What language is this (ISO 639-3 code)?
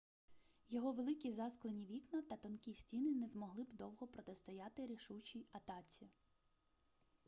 ukr